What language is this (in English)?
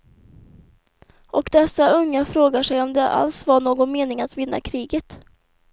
Swedish